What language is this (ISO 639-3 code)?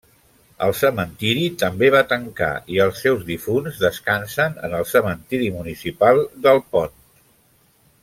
cat